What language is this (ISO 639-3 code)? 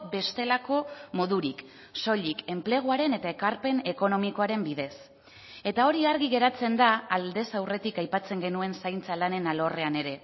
eus